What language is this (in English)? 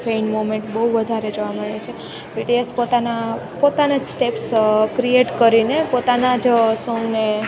Gujarati